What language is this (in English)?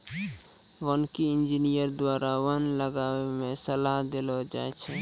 Maithili